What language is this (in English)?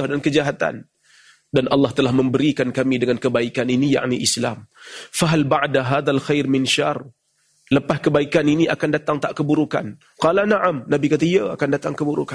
Malay